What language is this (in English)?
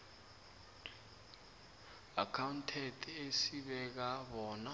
South Ndebele